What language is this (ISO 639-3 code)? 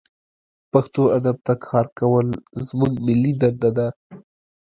pus